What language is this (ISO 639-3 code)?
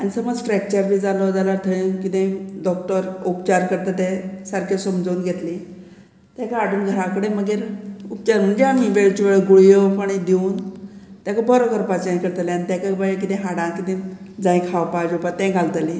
kok